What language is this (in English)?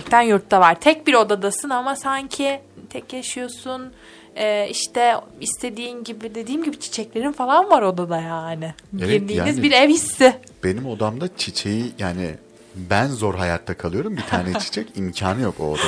Turkish